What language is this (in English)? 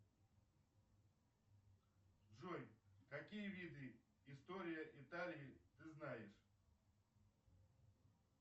Russian